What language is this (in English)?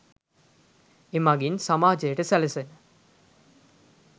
Sinhala